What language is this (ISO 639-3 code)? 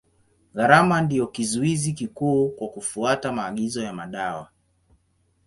swa